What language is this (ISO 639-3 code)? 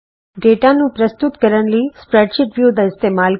pan